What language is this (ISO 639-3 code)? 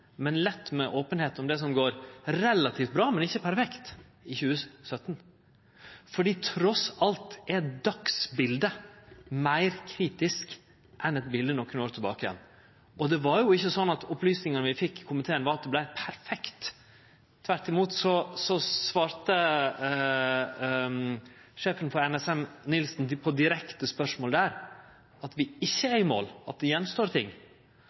nno